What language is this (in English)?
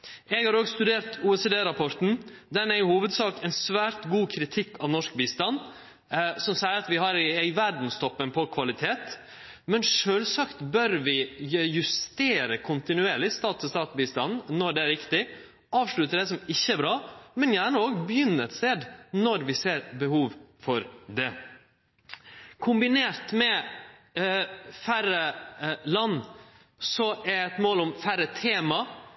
Norwegian Nynorsk